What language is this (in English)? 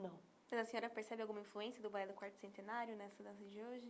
Portuguese